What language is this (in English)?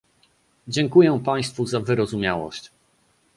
Polish